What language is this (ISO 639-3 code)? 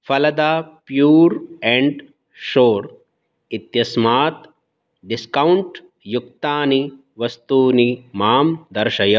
san